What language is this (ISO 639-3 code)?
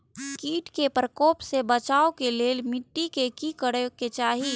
mai